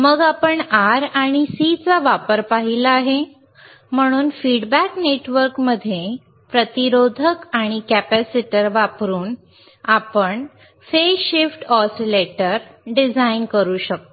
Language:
Marathi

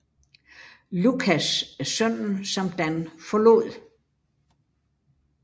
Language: Danish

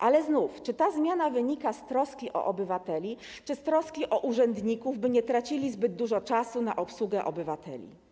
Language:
Polish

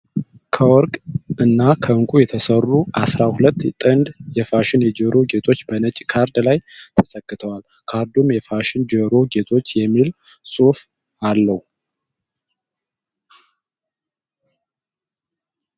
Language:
Amharic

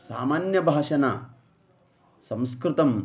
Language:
Sanskrit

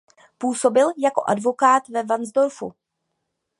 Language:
Czech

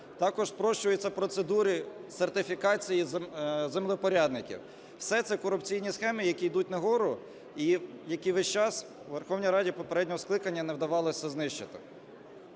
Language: Ukrainian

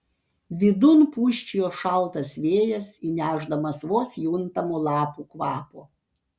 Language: Lithuanian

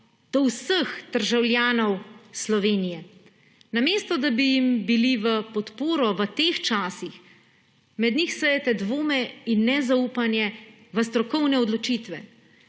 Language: Slovenian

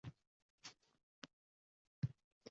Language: Uzbek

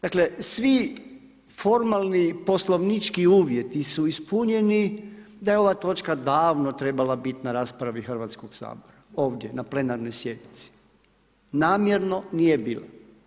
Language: Croatian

